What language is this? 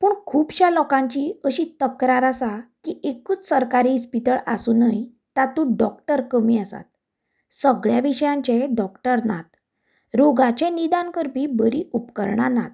Konkani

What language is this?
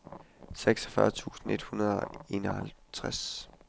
Danish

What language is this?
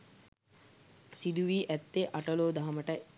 Sinhala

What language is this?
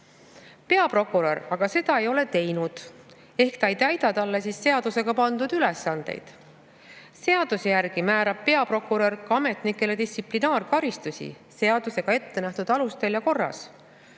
Estonian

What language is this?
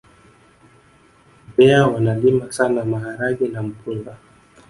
Swahili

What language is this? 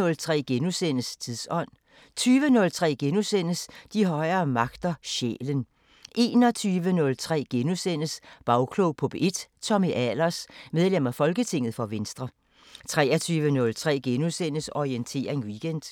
Danish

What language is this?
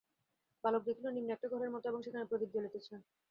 Bangla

